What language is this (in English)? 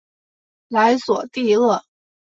Chinese